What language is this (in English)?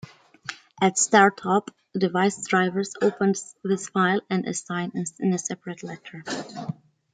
English